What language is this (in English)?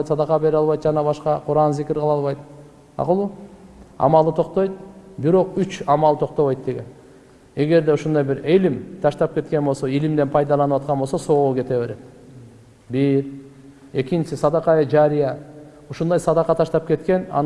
Turkish